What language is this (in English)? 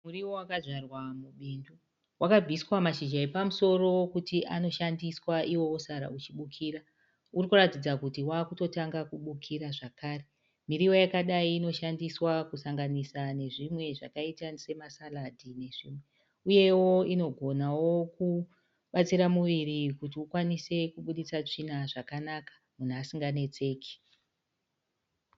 Shona